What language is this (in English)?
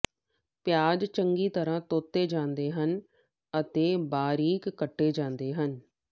Punjabi